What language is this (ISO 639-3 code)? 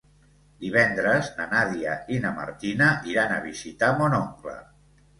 cat